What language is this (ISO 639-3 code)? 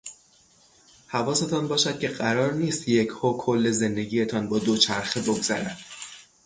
fas